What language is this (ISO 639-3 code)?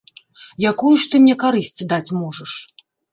bel